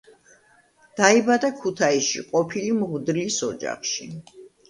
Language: Georgian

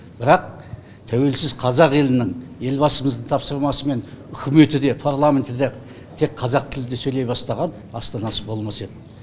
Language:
Kazakh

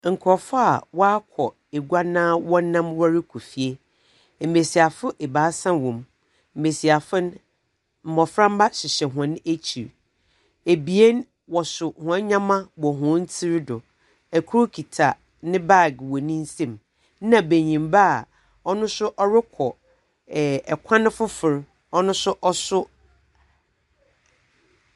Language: Akan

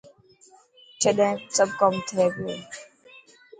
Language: Dhatki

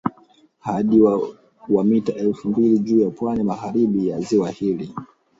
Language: Swahili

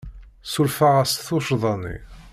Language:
Kabyle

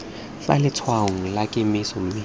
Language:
Tswana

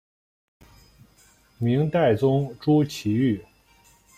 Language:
Chinese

